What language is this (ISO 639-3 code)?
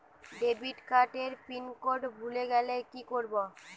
ben